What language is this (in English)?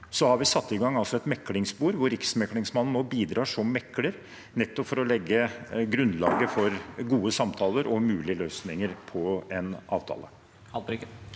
Norwegian